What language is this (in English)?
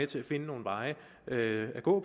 Danish